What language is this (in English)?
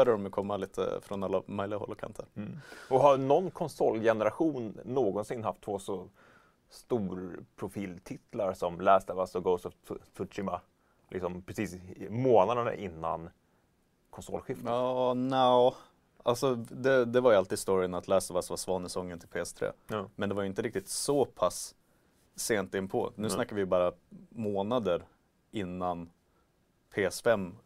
Swedish